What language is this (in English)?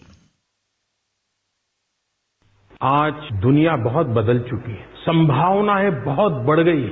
Hindi